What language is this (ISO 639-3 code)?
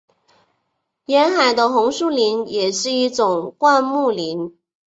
zho